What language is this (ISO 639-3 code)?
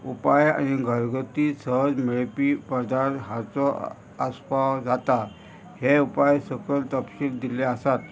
kok